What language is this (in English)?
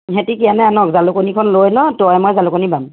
Assamese